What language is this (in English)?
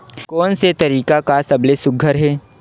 Chhattisgarhi